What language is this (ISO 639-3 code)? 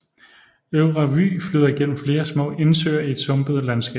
dan